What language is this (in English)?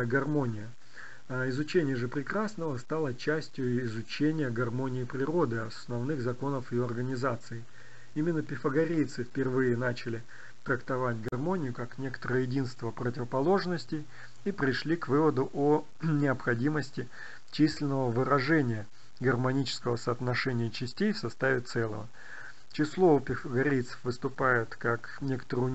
Russian